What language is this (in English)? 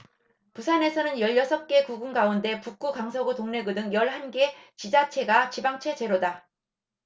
Korean